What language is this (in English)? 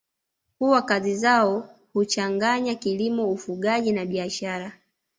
Swahili